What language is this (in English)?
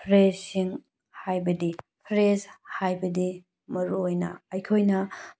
Manipuri